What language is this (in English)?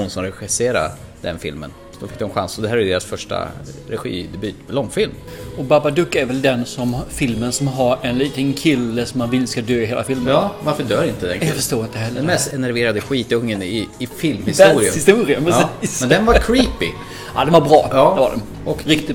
Swedish